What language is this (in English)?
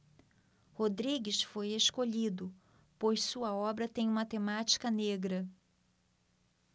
Portuguese